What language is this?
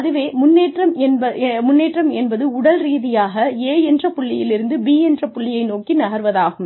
Tamil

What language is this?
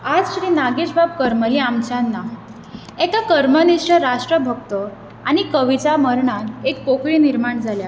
Konkani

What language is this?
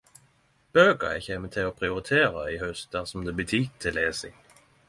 Norwegian Nynorsk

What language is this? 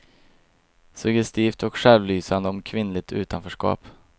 Swedish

